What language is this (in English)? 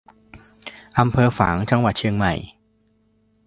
Thai